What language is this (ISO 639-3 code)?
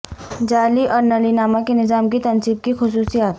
urd